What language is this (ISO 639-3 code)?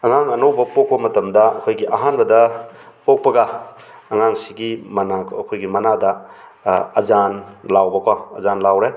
mni